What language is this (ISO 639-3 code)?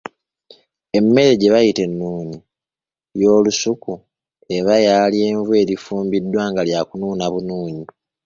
lug